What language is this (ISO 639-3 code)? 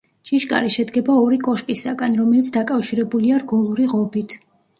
kat